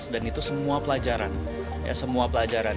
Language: Indonesian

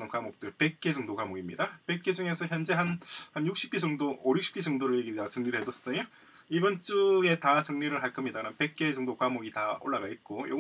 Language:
Korean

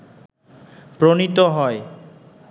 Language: Bangla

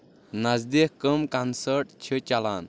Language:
Kashmiri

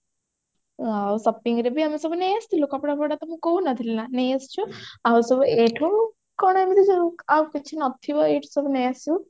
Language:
Odia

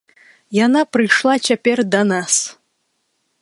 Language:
Belarusian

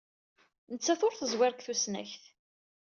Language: Kabyle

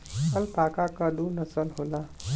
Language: Bhojpuri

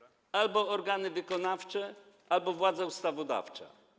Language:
Polish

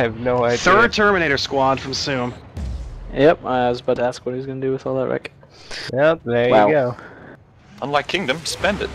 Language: English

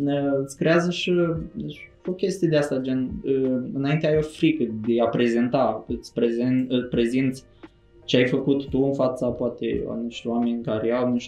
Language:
Romanian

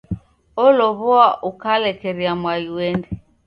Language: Taita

